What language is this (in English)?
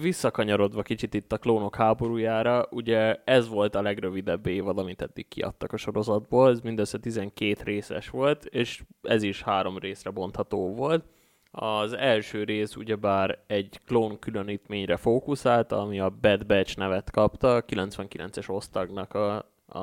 Hungarian